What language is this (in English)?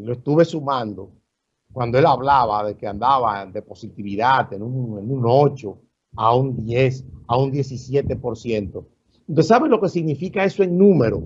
Spanish